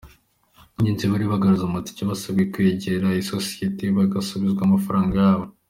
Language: Kinyarwanda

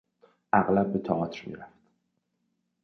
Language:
Persian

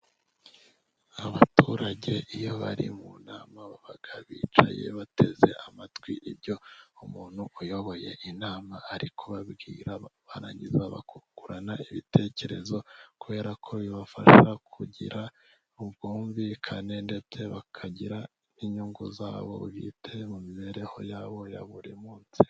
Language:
Kinyarwanda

